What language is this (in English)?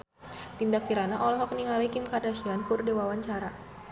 Sundanese